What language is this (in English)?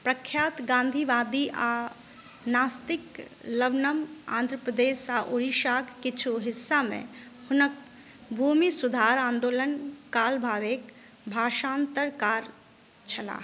Maithili